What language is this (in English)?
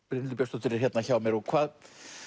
Icelandic